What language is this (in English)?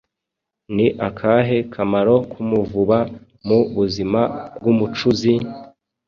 Kinyarwanda